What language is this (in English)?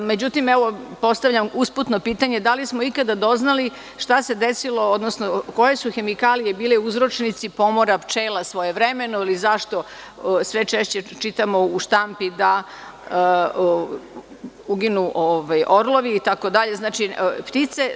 Serbian